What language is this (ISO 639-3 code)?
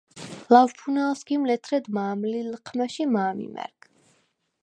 sva